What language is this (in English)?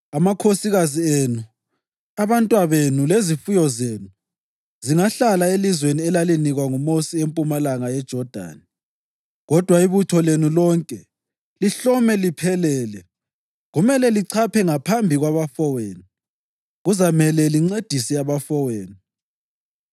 North Ndebele